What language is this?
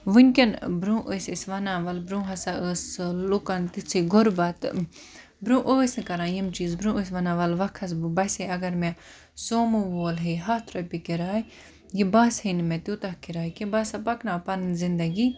Kashmiri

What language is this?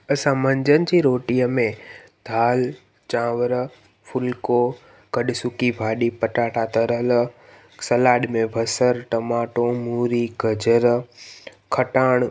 Sindhi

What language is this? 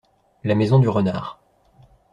French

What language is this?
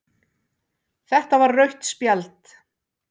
Icelandic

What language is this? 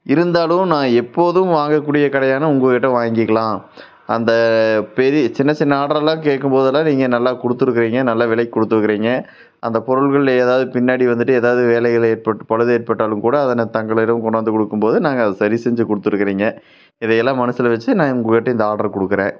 Tamil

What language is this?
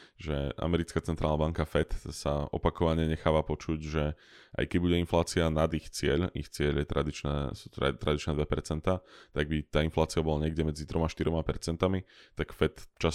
Slovak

